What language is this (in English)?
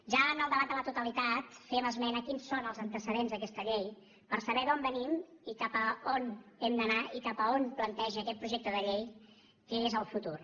Catalan